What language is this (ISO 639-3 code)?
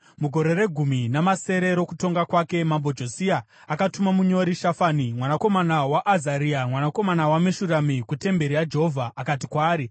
sna